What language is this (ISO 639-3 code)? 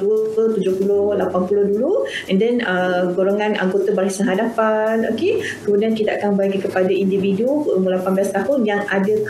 msa